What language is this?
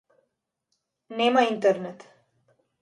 Macedonian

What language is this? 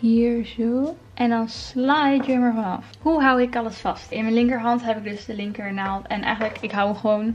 Dutch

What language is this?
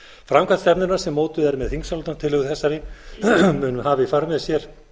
Icelandic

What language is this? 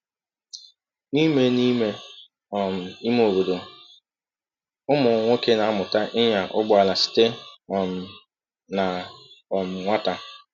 Igbo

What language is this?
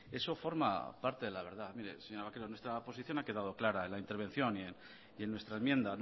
Spanish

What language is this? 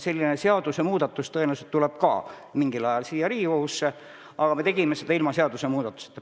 Estonian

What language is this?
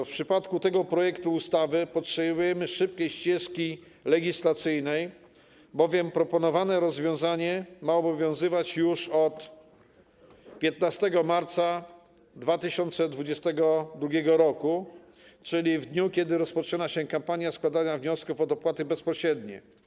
Polish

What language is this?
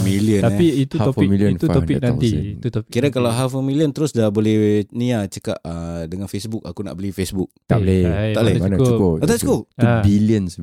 Malay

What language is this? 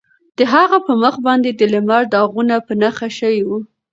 Pashto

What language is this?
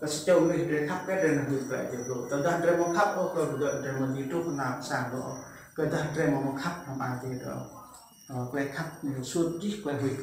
Vietnamese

